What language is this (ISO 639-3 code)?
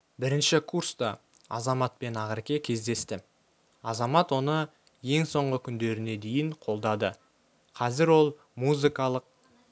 kaz